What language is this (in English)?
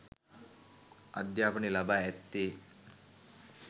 Sinhala